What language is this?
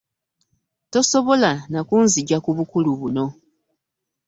Ganda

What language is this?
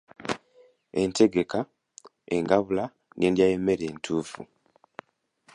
Ganda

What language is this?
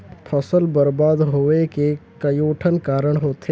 Chhattisgarhi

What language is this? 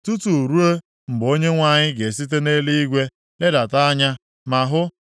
Igbo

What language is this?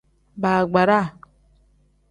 Tem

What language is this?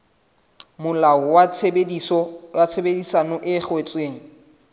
Southern Sotho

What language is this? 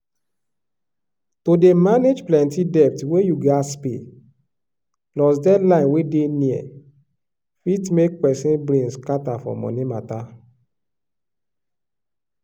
Nigerian Pidgin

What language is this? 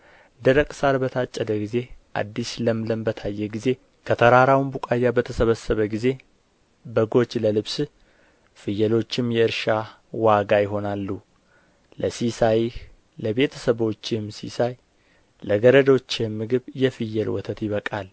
Amharic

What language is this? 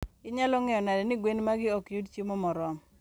Luo (Kenya and Tanzania)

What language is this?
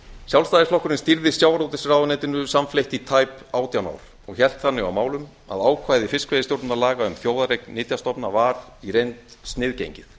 Icelandic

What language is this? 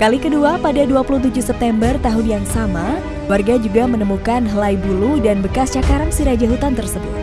Indonesian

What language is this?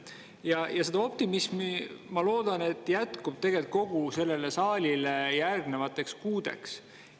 Estonian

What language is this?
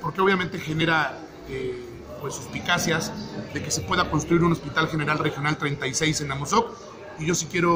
Spanish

